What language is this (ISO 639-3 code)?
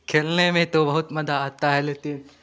hin